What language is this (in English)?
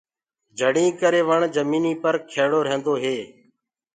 Gurgula